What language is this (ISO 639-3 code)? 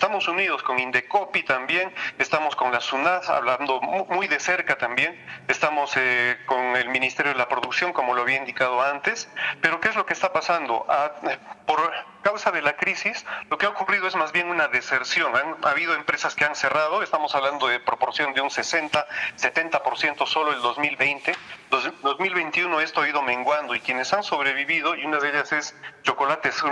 spa